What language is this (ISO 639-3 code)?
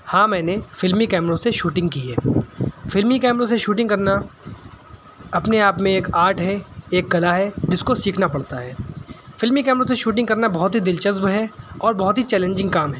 urd